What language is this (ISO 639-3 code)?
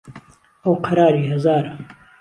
ckb